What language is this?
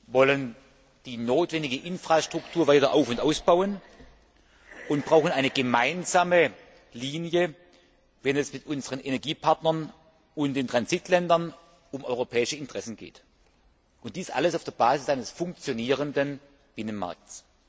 German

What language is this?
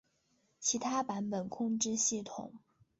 Chinese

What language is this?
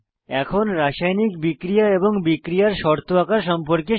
Bangla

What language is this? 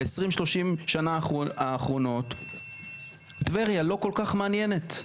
Hebrew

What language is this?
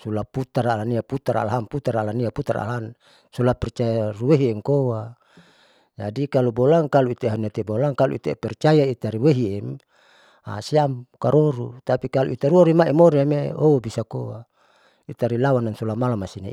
Saleman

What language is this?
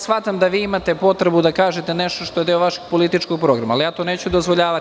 Serbian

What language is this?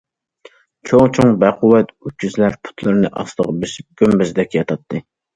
Uyghur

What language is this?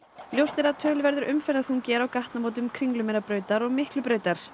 Icelandic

